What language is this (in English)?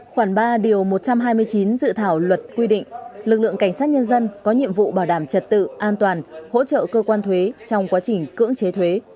Vietnamese